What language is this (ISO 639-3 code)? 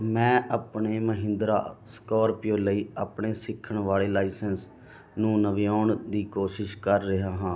pan